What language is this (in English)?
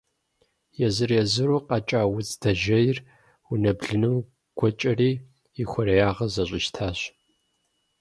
Kabardian